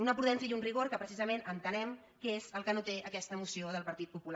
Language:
Catalan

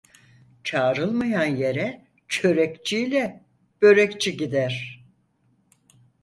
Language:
Turkish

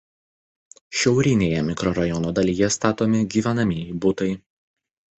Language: Lithuanian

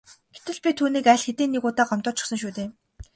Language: Mongolian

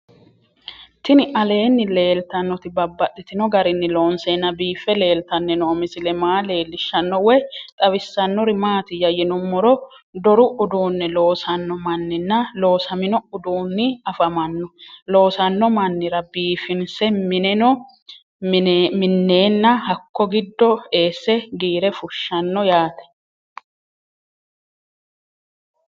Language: Sidamo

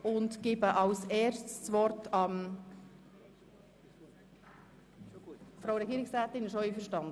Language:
Swiss German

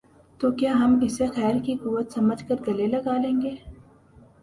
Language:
Urdu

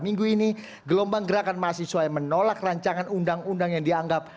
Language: Indonesian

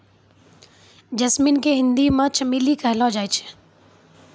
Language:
Maithili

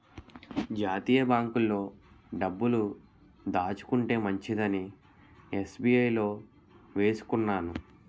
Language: Telugu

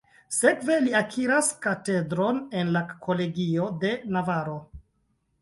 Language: Esperanto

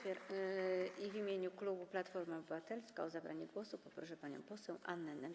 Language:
Polish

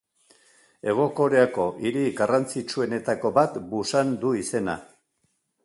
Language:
Basque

